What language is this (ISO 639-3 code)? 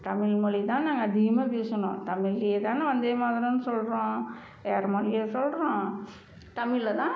tam